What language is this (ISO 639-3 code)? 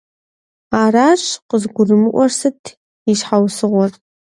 kbd